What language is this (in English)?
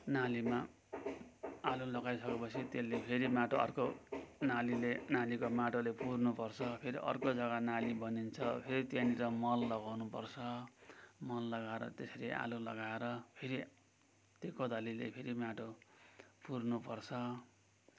Nepali